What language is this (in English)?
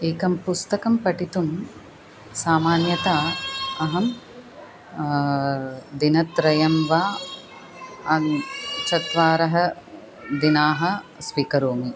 Sanskrit